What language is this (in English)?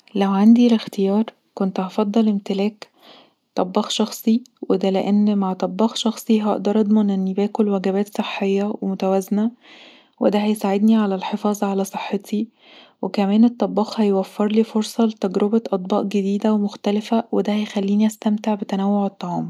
Egyptian Arabic